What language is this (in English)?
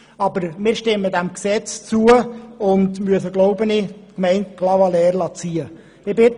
Swiss German